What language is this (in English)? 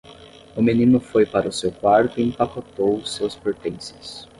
Portuguese